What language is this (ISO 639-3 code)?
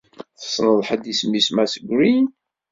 kab